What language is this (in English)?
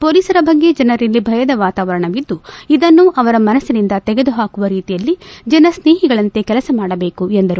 Kannada